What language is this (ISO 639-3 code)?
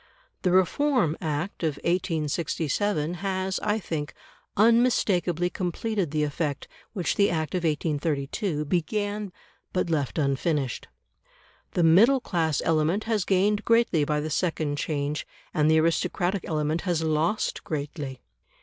eng